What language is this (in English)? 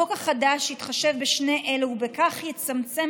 Hebrew